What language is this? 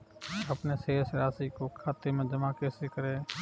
Hindi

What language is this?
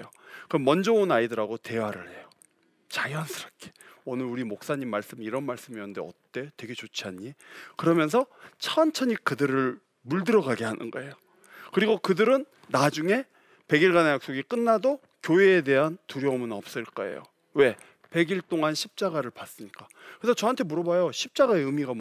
Korean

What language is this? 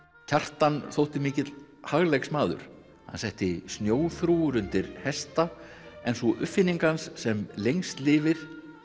Icelandic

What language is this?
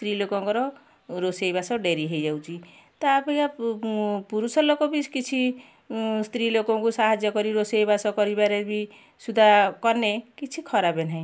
Odia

